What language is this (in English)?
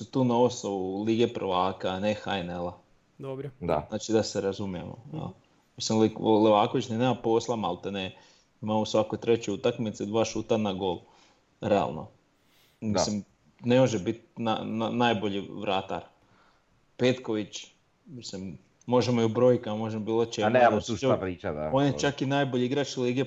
Croatian